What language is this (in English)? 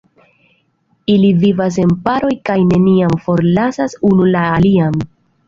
Esperanto